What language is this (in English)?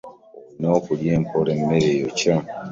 Ganda